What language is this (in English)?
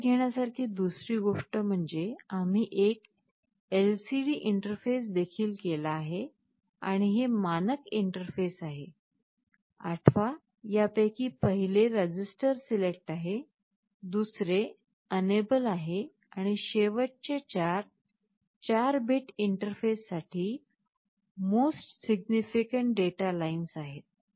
Marathi